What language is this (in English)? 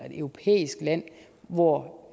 Danish